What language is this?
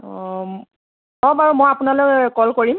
Assamese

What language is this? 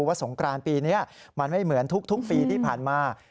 Thai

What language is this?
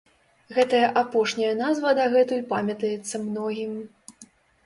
Belarusian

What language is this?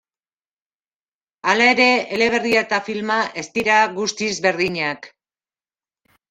Basque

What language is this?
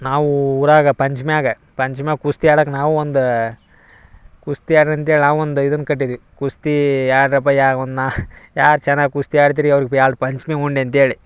Kannada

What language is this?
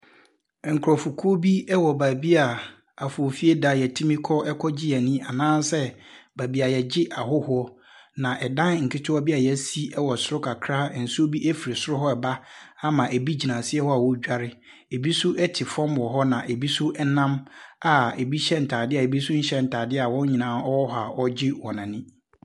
Akan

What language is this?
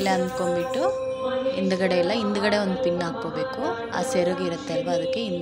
Romanian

